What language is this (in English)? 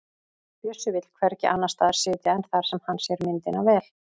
Icelandic